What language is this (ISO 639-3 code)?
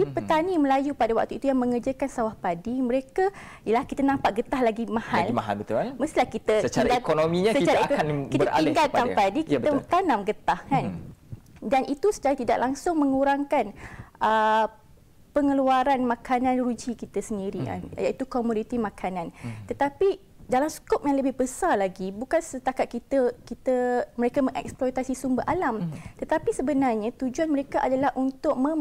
msa